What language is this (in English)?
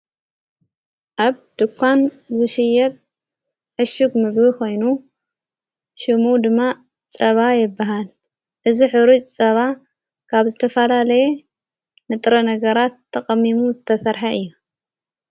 Tigrinya